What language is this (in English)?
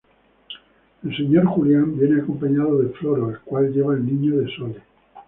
Spanish